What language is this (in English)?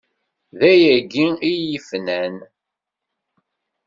Kabyle